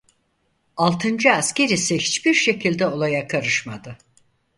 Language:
Turkish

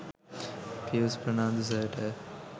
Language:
Sinhala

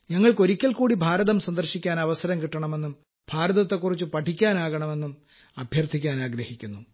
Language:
Malayalam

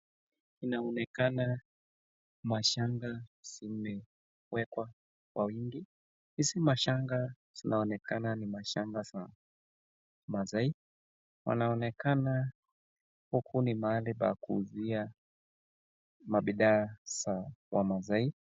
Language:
Swahili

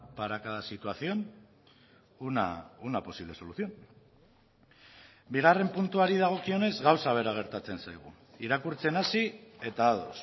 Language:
Basque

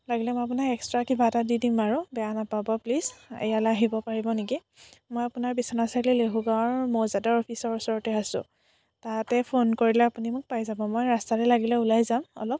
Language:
Assamese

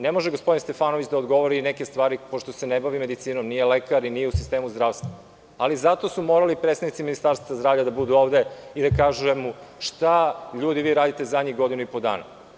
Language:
Serbian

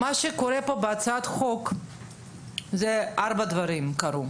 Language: Hebrew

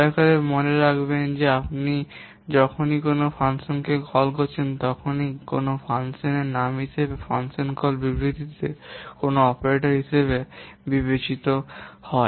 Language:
Bangla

